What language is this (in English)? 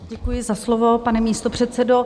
Czech